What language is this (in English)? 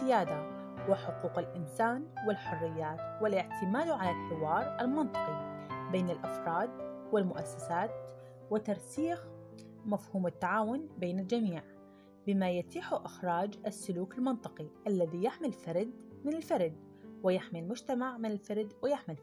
Arabic